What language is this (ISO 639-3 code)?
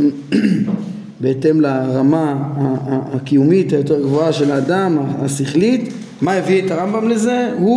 heb